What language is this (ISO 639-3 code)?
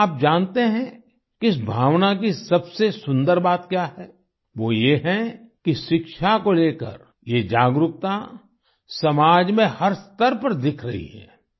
hin